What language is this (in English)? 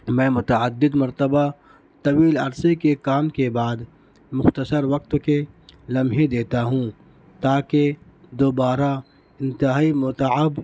Urdu